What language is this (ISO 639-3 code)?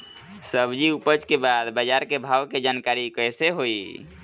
bho